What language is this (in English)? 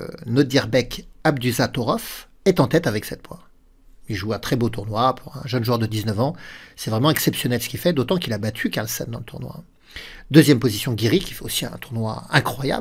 French